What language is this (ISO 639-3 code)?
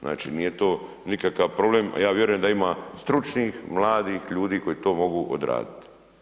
hrv